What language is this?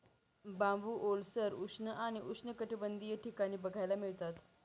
Marathi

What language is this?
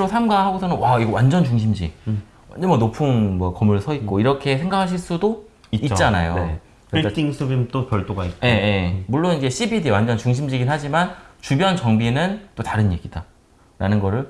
Korean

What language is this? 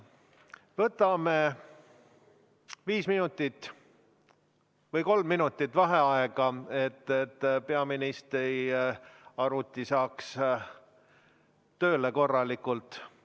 Estonian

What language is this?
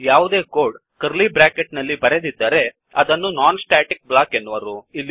Kannada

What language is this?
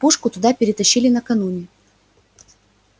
Russian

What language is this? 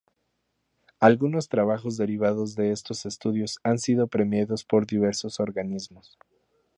Spanish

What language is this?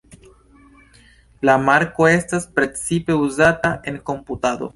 Esperanto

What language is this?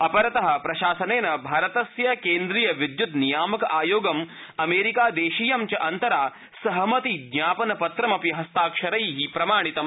Sanskrit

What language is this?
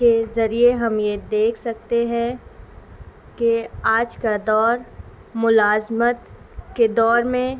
Urdu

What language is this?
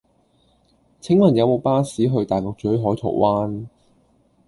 Cantonese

